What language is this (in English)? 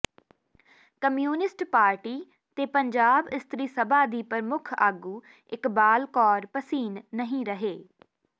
Punjabi